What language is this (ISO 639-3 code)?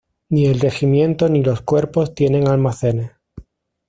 spa